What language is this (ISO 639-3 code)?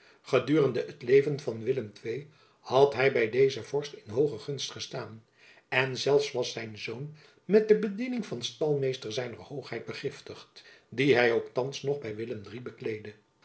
nld